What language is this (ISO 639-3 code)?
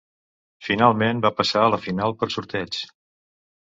cat